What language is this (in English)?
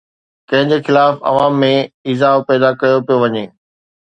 Sindhi